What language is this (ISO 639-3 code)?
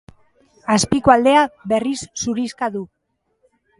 eus